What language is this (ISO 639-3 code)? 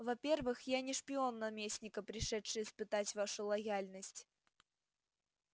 rus